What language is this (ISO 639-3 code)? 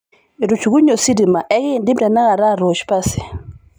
mas